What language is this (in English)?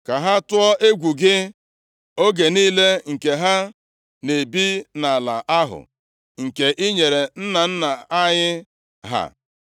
Igbo